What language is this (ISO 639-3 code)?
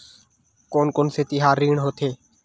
hne